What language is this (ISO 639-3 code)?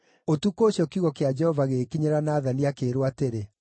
kik